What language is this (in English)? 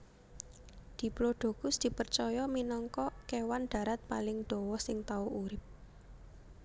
Javanese